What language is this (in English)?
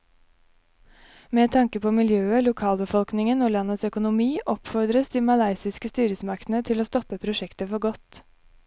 Norwegian